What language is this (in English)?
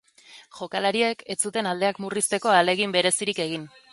Basque